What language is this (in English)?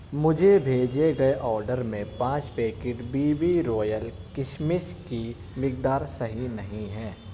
Urdu